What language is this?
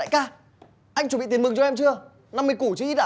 Vietnamese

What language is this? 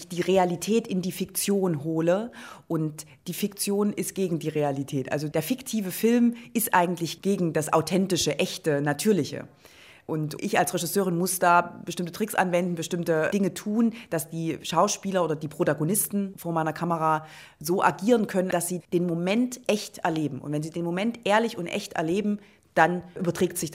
German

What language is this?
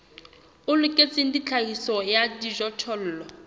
Southern Sotho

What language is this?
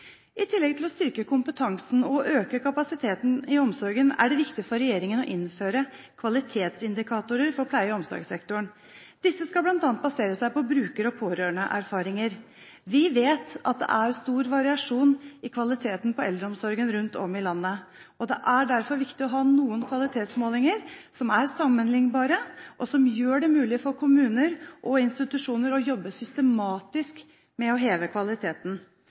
Norwegian Bokmål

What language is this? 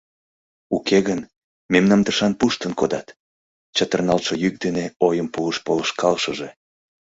Mari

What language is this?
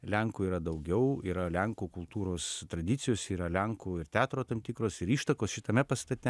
Lithuanian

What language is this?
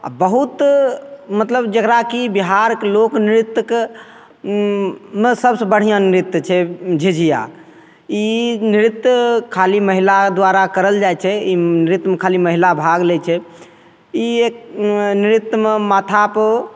Maithili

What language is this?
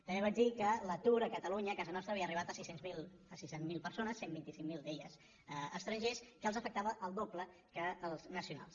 Catalan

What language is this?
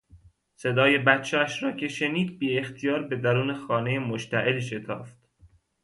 Persian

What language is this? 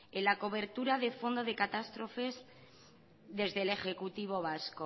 Spanish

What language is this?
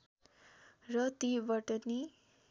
Nepali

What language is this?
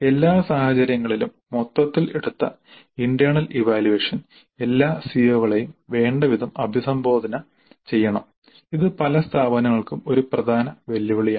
Malayalam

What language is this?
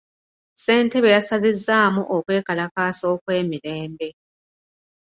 Ganda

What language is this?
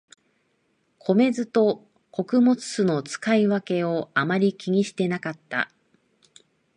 Japanese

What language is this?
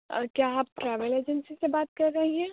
Urdu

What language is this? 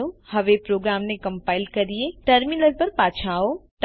Gujarati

